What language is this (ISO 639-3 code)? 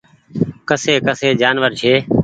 gig